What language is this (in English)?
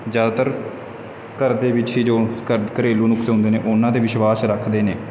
Punjabi